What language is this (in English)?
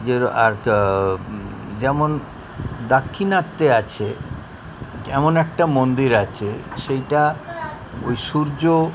Bangla